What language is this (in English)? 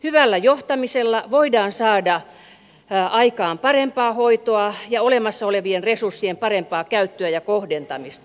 Finnish